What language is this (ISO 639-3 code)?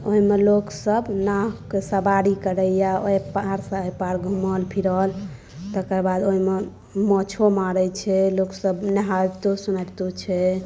mai